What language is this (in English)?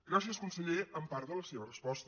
Catalan